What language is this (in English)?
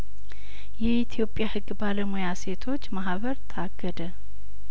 Amharic